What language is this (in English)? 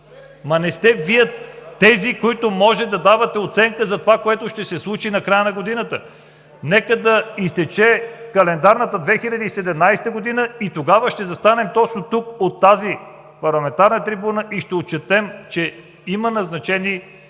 Bulgarian